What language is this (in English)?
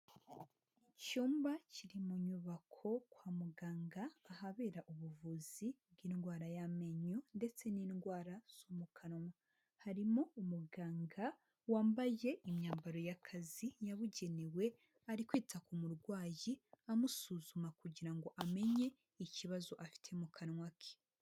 Kinyarwanda